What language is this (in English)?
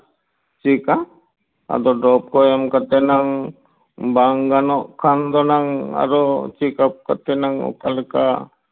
Santali